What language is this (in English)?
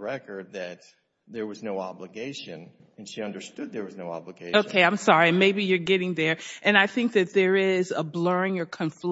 English